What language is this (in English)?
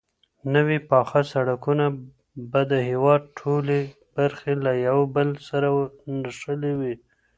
Pashto